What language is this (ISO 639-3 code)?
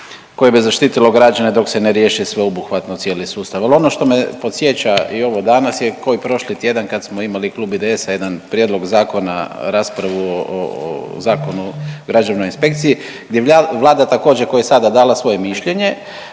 hrv